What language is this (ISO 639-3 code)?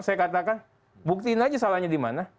ind